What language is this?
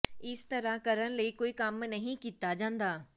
Punjabi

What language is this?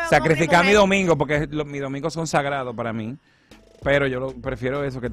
Spanish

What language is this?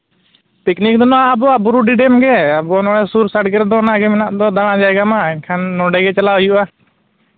Santali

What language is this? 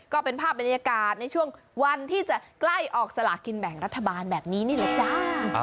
Thai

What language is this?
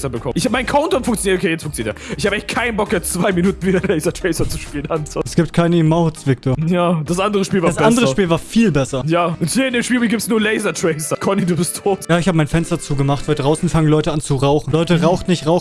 German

